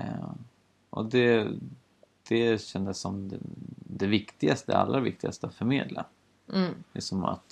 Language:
Swedish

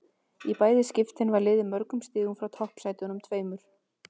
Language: Icelandic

